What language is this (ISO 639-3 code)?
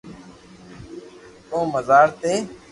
lrk